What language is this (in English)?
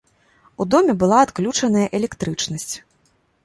Belarusian